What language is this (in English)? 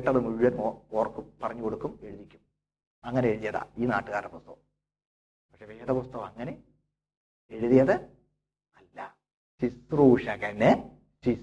Malayalam